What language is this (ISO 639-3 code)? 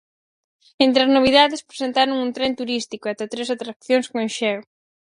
glg